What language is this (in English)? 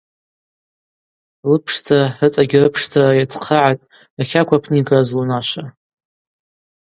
Abaza